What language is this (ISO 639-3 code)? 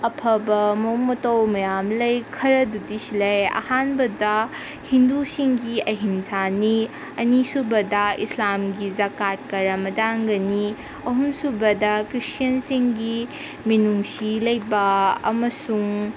mni